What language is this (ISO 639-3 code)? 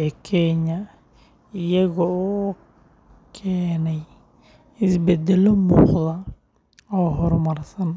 som